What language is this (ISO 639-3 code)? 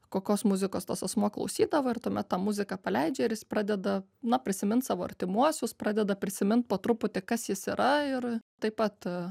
lit